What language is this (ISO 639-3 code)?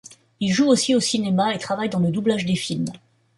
fra